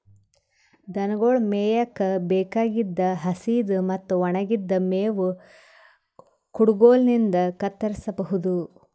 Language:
Kannada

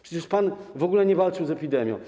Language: Polish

